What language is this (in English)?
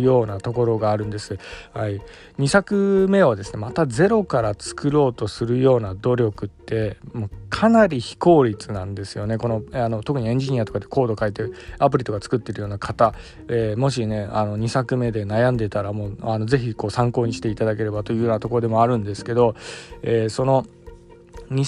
Japanese